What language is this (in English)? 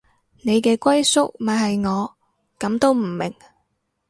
Cantonese